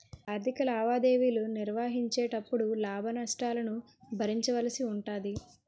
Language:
Telugu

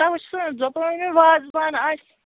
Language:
Kashmiri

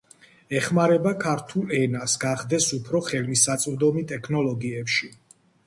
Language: Georgian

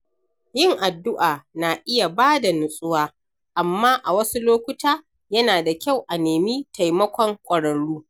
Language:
Hausa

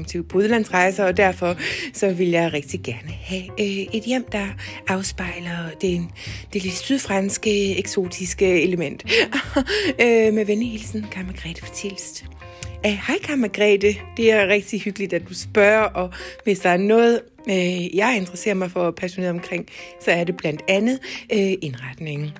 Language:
Danish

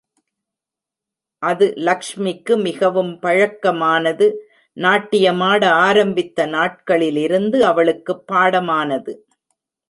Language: Tamil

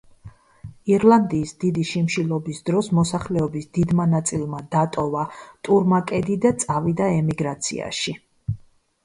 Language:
Georgian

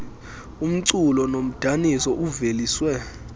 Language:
Xhosa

